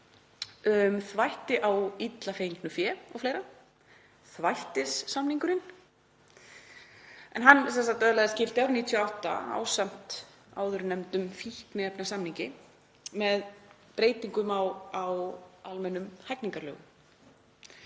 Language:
Icelandic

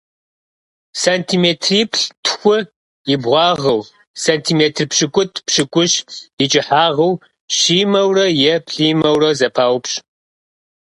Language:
Kabardian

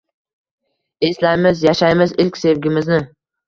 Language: Uzbek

